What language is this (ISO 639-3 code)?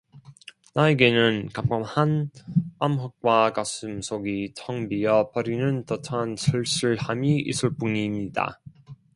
kor